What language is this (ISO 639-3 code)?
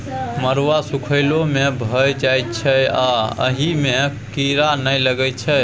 mai